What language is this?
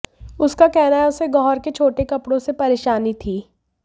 Hindi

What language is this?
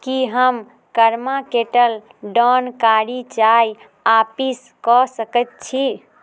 Maithili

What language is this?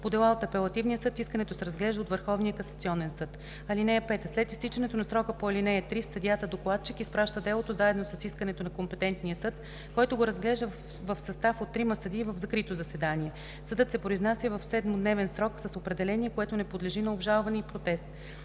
Bulgarian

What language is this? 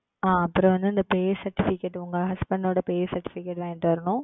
Tamil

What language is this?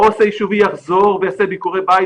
Hebrew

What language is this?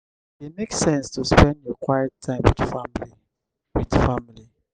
Nigerian Pidgin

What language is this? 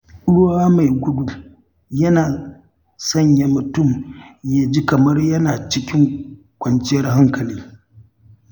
Hausa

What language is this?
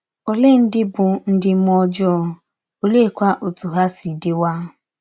Igbo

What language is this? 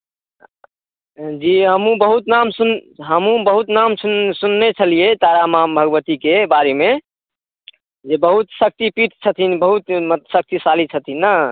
Maithili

